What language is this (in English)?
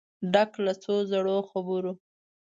Pashto